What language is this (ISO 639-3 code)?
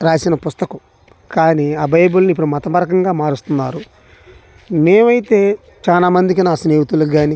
tel